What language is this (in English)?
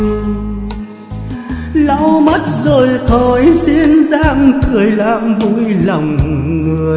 Vietnamese